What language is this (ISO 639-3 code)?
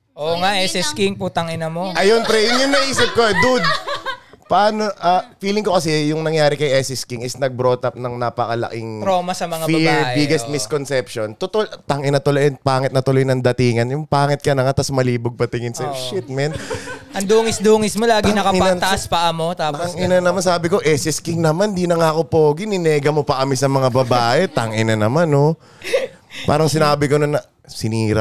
fil